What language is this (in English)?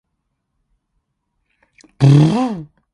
Cantonese